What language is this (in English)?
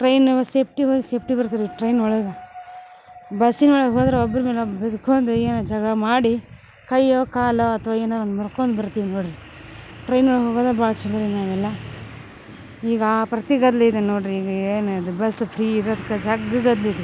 Kannada